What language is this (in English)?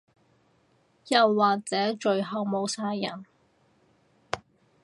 Cantonese